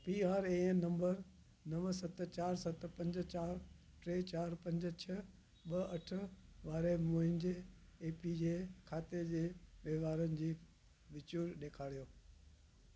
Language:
Sindhi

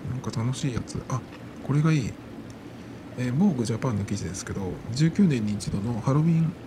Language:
Japanese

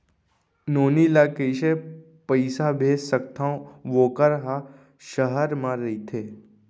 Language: Chhattisgarhi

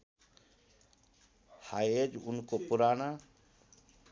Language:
Nepali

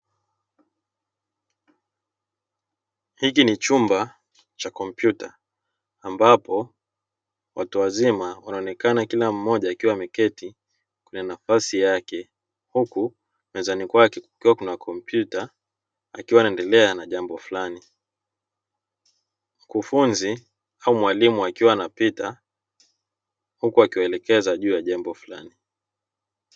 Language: Swahili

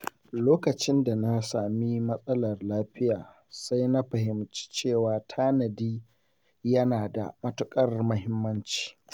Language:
Hausa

